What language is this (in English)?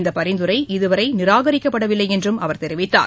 Tamil